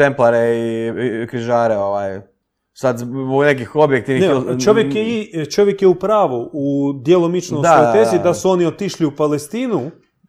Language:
Croatian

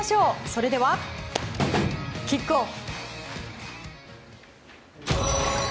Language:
Japanese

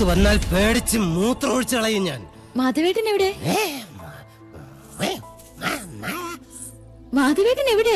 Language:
Arabic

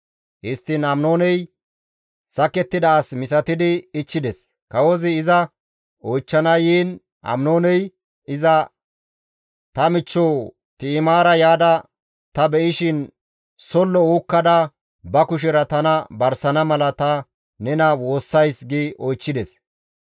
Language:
Gamo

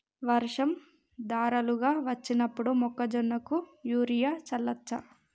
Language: Telugu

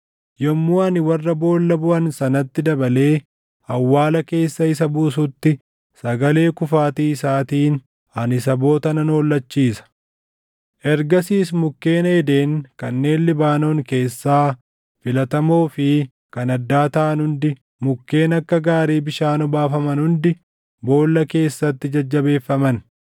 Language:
Oromo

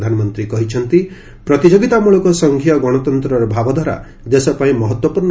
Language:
Odia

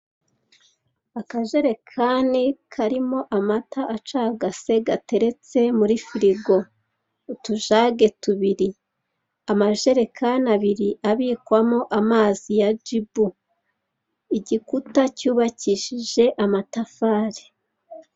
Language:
Kinyarwanda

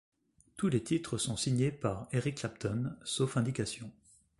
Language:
French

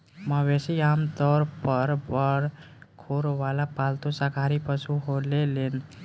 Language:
Bhojpuri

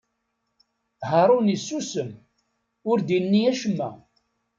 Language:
Kabyle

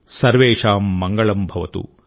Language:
Telugu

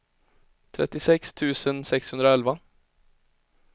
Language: Swedish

